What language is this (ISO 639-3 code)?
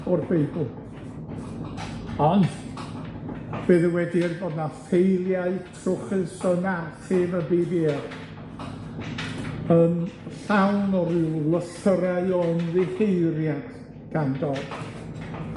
cym